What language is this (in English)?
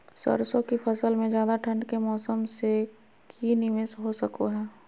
Magahi